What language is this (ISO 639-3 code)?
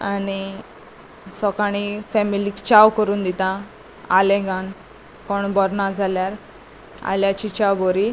kok